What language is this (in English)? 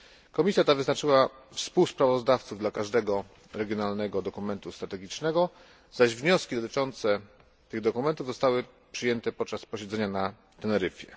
Polish